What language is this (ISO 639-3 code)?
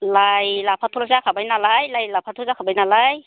brx